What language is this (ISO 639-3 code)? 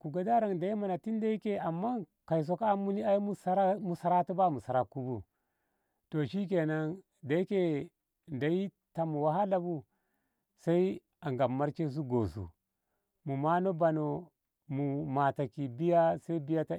nbh